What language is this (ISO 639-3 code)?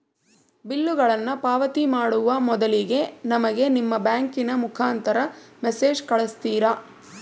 kan